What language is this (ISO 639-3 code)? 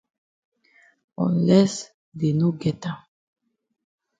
wes